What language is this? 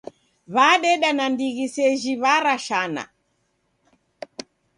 Taita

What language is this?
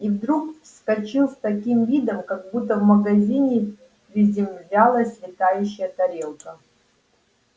Russian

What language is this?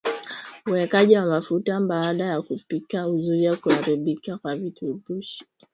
Swahili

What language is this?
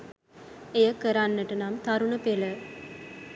Sinhala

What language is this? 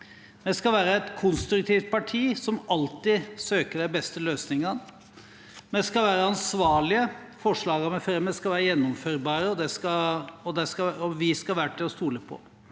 Norwegian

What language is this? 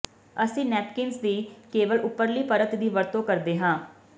Punjabi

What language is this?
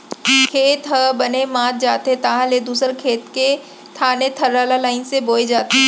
Chhattisgarhi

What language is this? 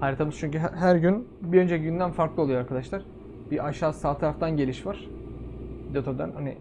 Turkish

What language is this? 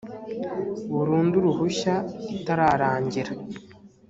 Kinyarwanda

